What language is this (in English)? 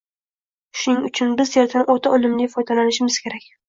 Uzbek